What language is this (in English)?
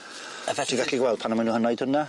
Welsh